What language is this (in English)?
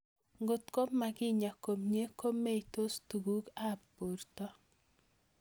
Kalenjin